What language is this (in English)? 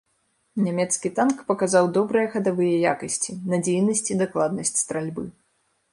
Belarusian